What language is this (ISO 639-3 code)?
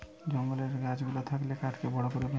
ben